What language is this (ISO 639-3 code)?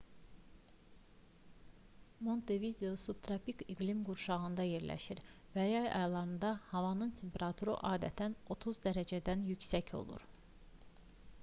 aze